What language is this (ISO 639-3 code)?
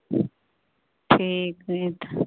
mai